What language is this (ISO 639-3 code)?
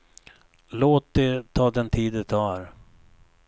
swe